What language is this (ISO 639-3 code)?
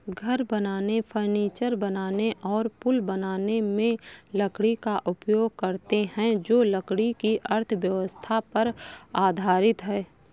hin